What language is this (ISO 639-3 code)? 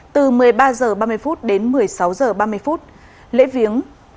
vie